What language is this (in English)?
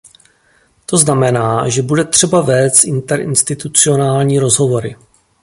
Czech